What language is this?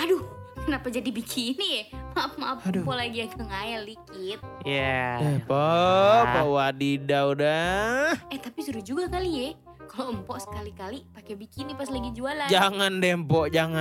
Indonesian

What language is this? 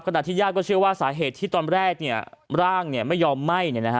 Thai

